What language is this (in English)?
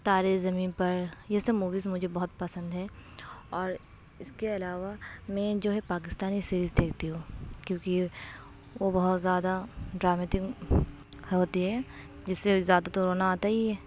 Urdu